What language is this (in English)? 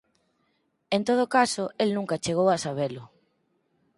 Galician